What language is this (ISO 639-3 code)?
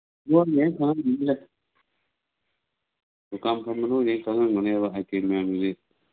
mni